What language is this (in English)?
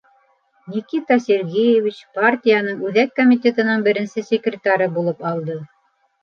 Bashkir